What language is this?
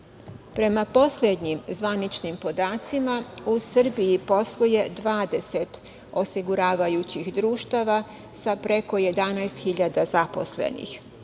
Serbian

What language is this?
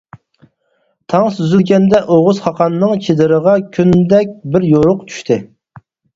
Uyghur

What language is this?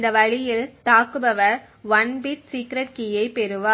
Tamil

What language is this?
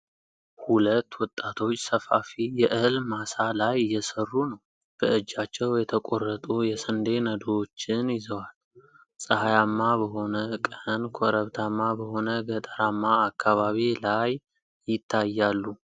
Amharic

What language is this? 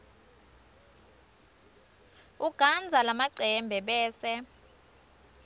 Swati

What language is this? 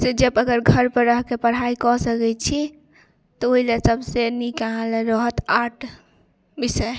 Maithili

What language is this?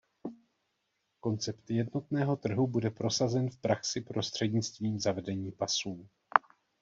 Czech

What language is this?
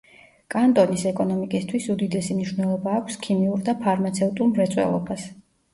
Georgian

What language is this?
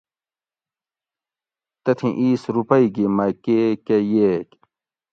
Gawri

